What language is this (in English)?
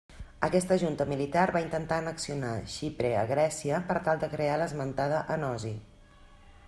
Catalan